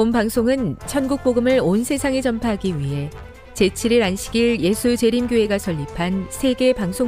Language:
Korean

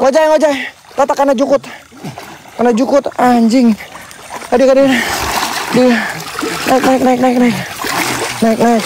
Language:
Indonesian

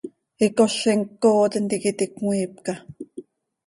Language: Seri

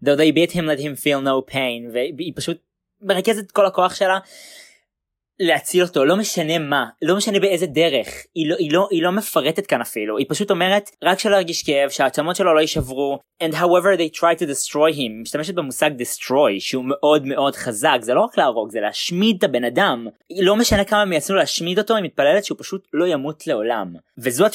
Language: Hebrew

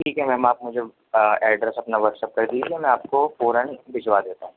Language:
Urdu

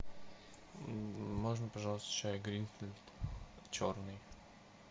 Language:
Russian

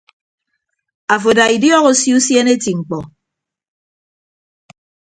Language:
Ibibio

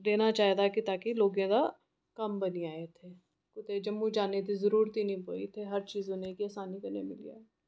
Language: Dogri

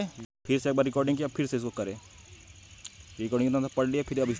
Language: Chhattisgarhi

